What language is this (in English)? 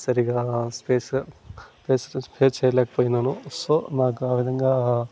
Telugu